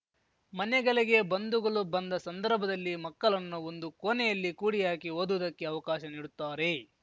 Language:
Kannada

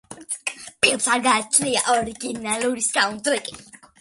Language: Georgian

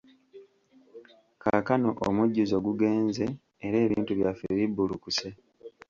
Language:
Ganda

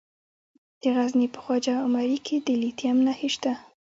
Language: Pashto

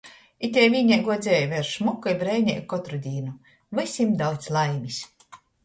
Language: Latgalian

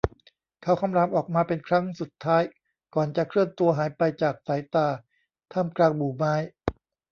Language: Thai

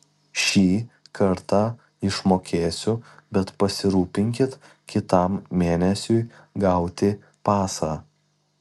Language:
Lithuanian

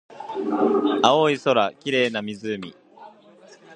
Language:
Japanese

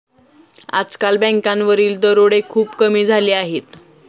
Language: Marathi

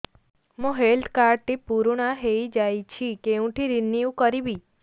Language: Odia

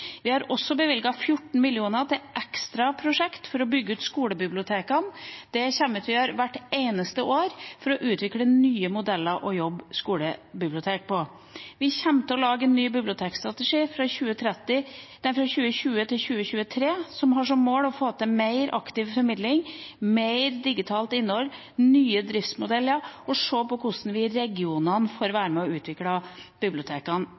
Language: Norwegian Bokmål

